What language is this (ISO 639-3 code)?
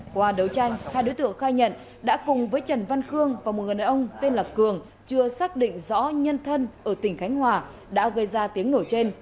vie